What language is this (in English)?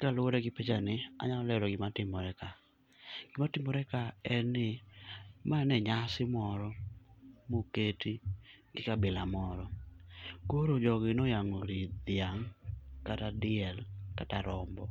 Luo (Kenya and Tanzania)